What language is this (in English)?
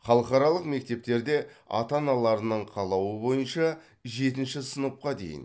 Kazakh